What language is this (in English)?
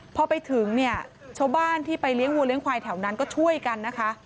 Thai